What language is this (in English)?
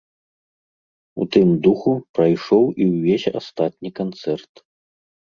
Belarusian